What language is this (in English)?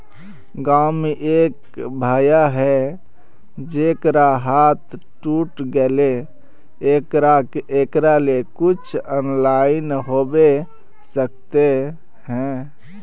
Magahi